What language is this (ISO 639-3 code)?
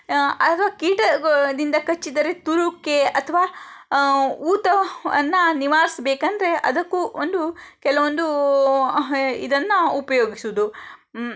kan